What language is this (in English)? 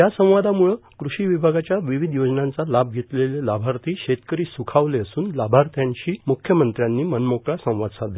Marathi